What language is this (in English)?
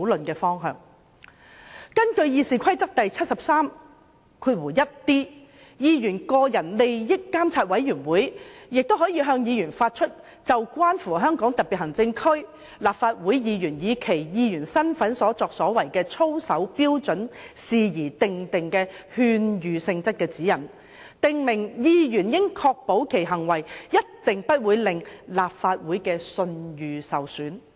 Cantonese